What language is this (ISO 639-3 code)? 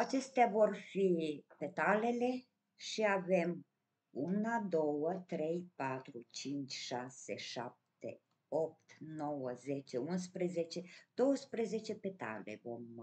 ron